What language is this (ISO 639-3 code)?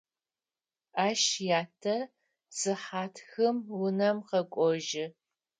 ady